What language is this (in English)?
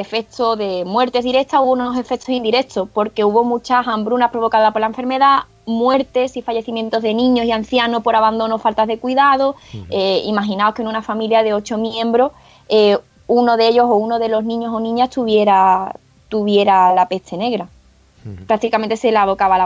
Spanish